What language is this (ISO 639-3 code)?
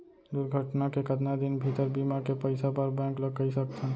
hne